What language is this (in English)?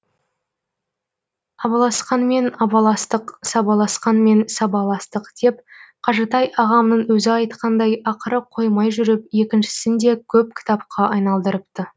Kazakh